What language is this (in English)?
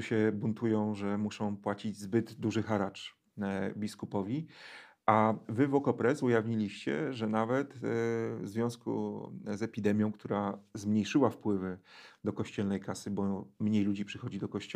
Polish